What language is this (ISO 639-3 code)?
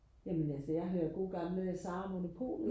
dan